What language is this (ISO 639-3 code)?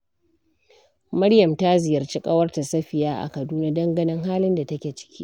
hau